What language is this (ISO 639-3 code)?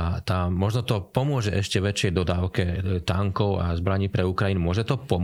slk